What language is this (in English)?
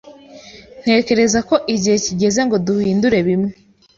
Kinyarwanda